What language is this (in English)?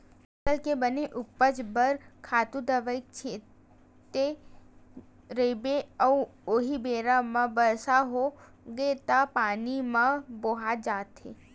Chhattisgarhi